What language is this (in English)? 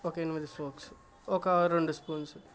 Telugu